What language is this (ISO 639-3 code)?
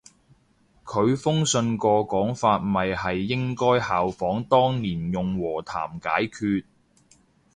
yue